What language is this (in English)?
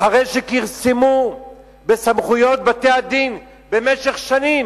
Hebrew